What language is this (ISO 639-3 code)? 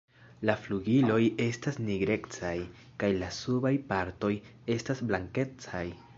epo